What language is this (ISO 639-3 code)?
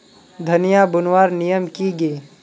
mag